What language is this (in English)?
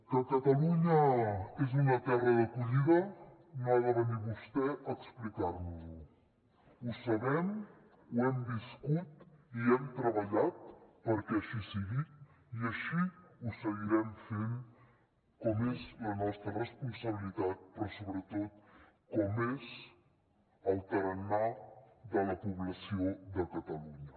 Catalan